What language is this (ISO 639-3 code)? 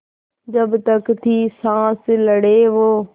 hin